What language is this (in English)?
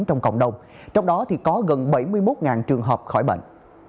Vietnamese